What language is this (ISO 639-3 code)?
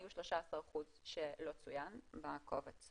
heb